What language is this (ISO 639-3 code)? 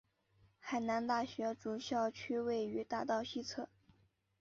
zho